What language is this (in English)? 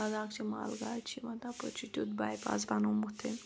Kashmiri